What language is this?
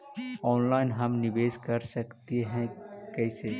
Magahi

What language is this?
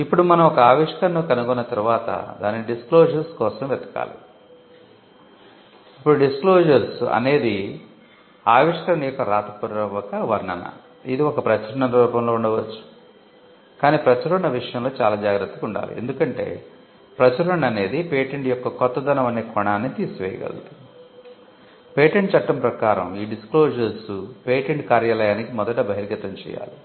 Telugu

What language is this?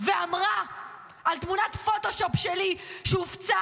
Hebrew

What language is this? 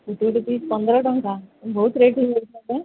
Odia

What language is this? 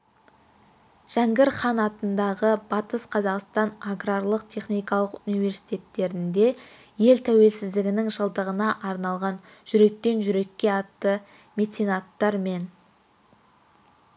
Kazakh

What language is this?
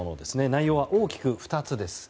Japanese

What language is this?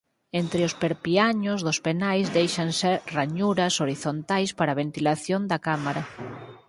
Galician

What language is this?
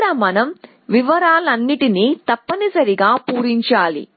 Telugu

